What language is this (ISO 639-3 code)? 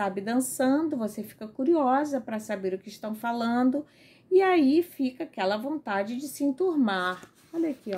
por